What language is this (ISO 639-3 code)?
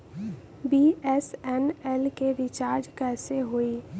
bho